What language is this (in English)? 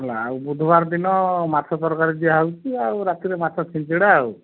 Odia